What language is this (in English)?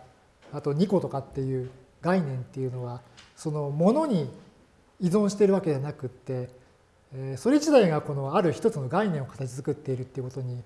Japanese